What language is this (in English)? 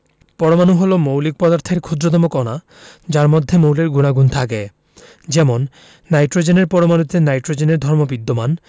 Bangla